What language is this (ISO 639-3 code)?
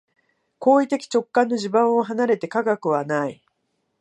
jpn